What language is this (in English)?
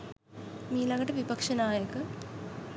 Sinhala